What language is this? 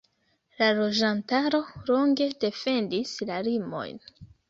Esperanto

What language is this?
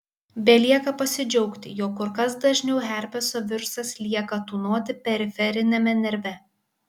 Lithuanian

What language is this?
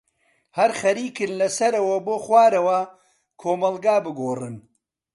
Central Kurdish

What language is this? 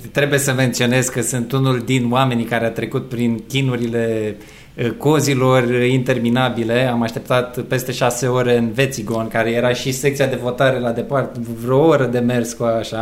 Romanian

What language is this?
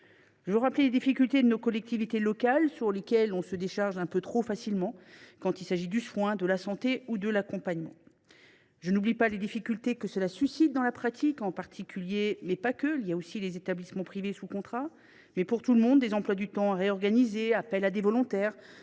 French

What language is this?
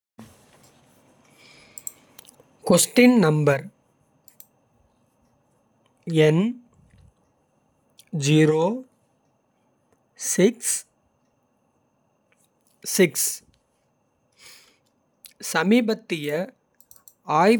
Kota (India)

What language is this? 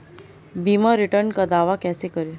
Hindi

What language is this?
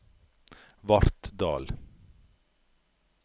Norwegian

